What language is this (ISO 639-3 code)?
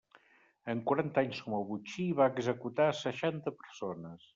cat